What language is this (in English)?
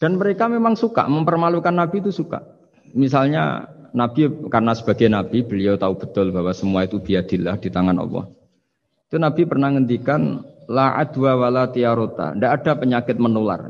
Indonesian